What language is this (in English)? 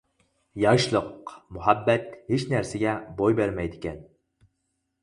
Uyghur